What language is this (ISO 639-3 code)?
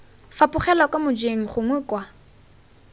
tsn